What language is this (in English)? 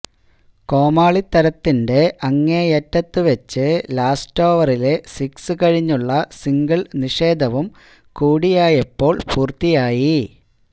Malayalam